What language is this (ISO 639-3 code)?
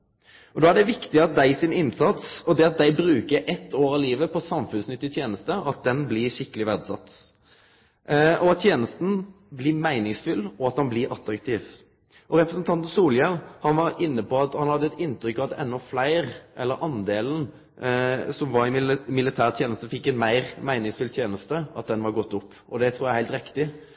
nno